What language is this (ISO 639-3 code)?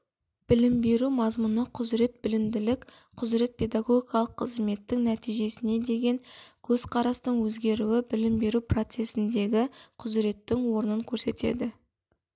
kaz